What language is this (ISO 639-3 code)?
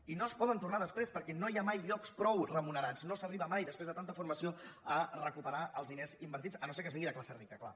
cat